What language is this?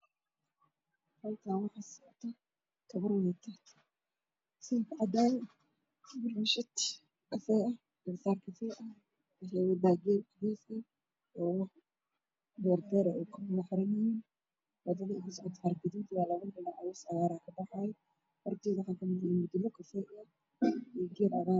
Somali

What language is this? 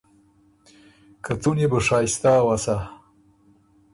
Ormuri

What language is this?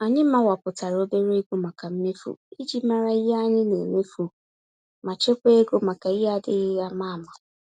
Igbo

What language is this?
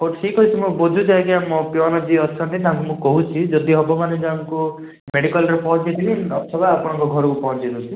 Odia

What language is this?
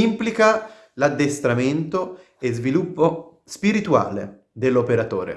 Italian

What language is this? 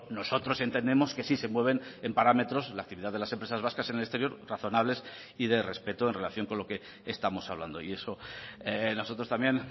Spanish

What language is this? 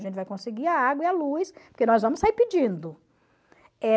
Portuguese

